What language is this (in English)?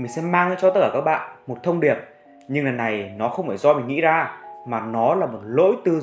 Vietnamese